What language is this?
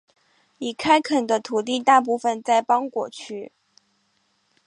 Chinese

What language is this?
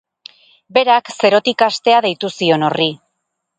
Basque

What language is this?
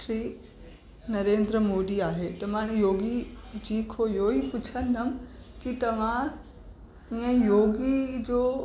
Sindhi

